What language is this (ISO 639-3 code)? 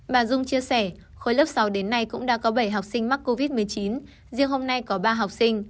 vie